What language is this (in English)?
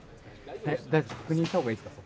Japanese